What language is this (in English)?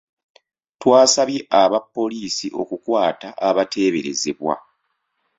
Ganda